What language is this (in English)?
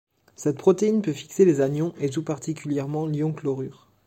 French